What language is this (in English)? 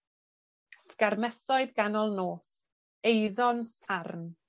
Welsh